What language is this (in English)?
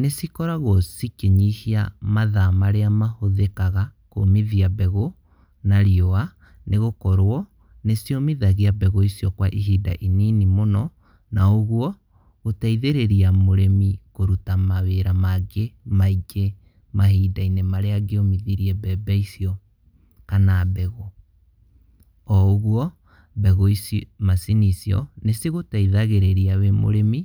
Kikuyu